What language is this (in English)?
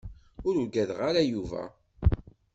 Kabyle